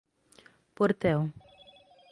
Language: Portuguese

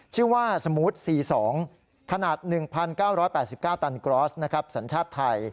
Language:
Thai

